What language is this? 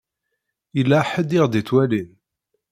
Kabyle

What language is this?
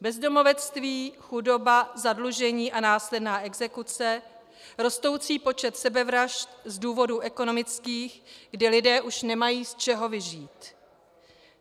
Czech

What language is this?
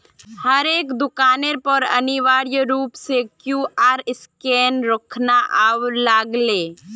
Magahi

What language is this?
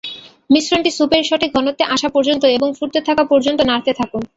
Bangla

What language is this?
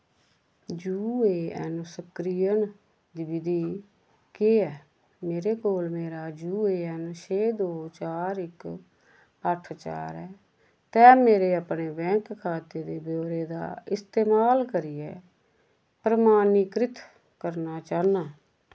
Dogri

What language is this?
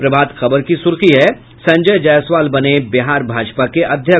Hindi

